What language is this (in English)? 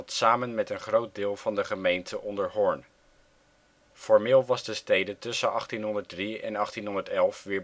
Dutch